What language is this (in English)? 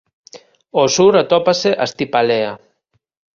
Galician